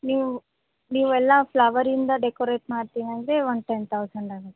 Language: Kannada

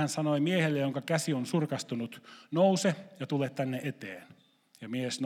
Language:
Finnish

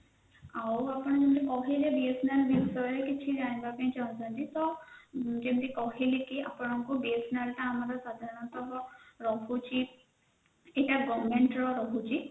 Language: Odia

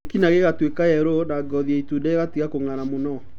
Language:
Kikuyu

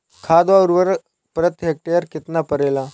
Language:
Bhojpuri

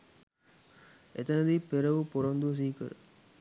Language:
Sinhala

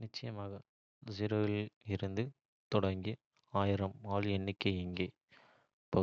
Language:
Kota (India)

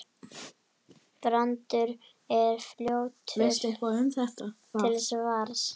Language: Icelandic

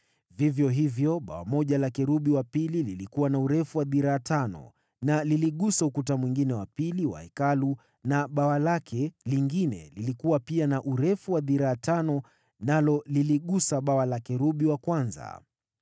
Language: Swahili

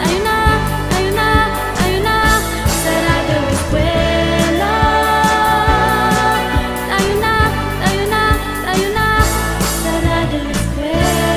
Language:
Filipino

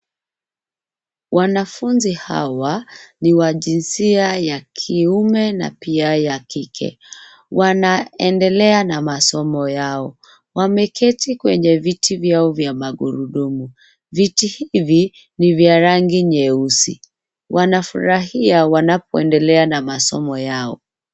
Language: Swahili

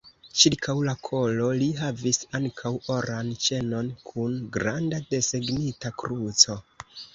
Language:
Esperanto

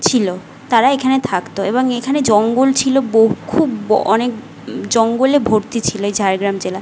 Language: Bangla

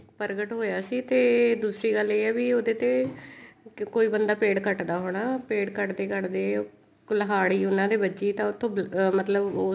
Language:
Punjabi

